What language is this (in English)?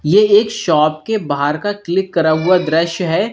Hindi